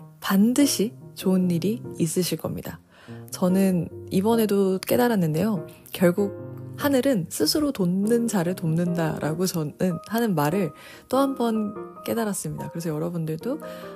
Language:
Korean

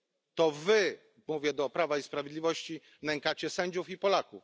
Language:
Polish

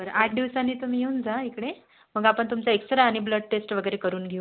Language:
Marathi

